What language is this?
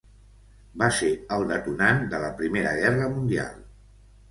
Catalan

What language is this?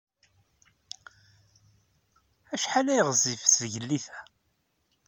Kabyle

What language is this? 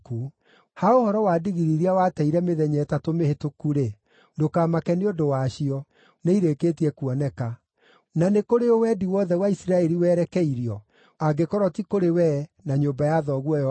Kikuyu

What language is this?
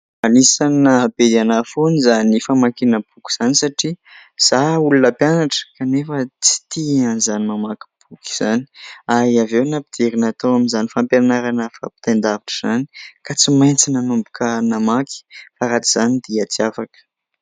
Malagasy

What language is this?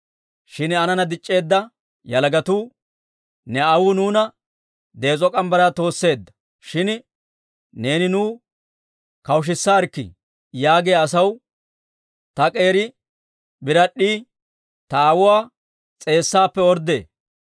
Dawro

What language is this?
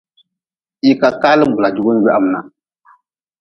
Nawdm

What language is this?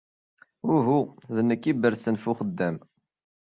Kabyle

